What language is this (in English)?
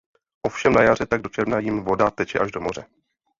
Czech